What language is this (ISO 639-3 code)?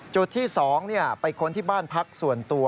tha